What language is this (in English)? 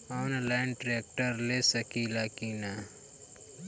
Bhojpuri